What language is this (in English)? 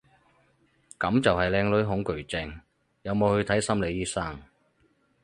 Cantonese